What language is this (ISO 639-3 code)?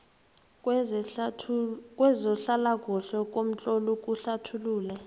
nbl